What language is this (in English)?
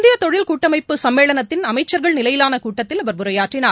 Tamil